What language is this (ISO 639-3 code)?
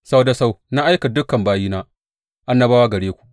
hau